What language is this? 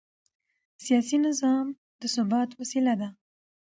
Pashto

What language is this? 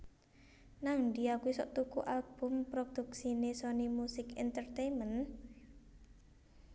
Javanese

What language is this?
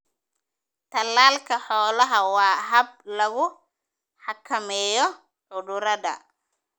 Somali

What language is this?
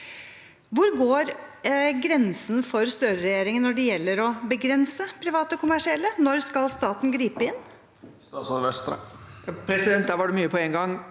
Norwegian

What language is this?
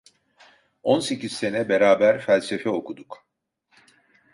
Turkish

